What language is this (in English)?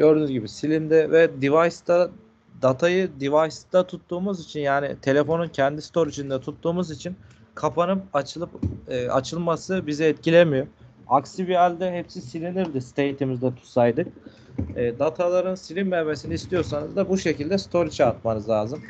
Turkish